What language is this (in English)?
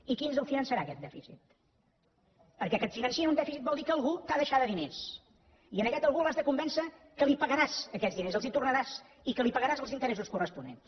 Catalan